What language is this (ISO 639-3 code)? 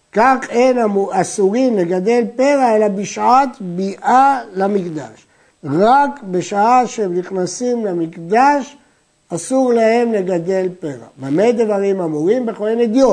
heb